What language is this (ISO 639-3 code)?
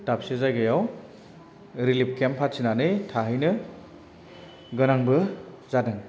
brx